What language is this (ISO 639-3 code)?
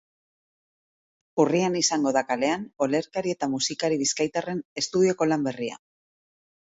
eus